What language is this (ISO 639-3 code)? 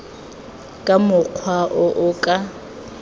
tsn